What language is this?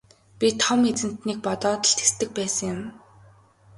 Mongolian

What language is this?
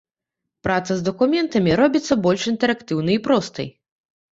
Belarusian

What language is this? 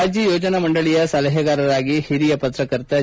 Kannada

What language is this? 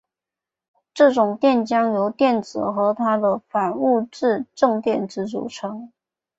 Chinese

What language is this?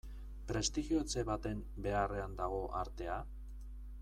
Basque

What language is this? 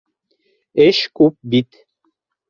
Bashkir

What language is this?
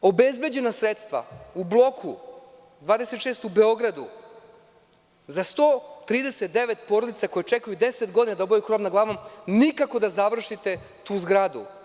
Serbian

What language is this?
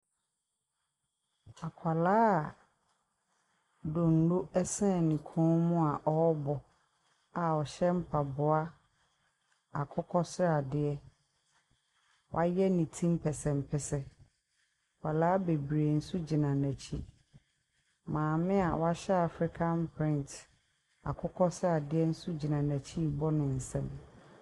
Akan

